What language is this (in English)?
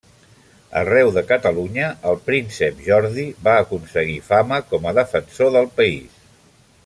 Catalan